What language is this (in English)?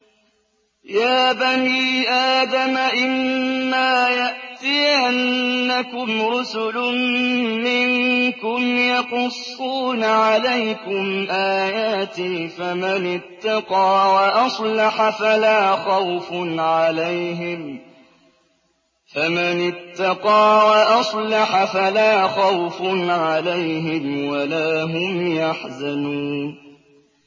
Arabic